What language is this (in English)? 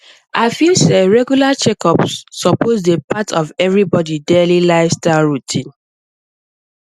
Nigerian Pidgin